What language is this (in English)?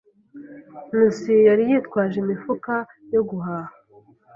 Kinyarwanda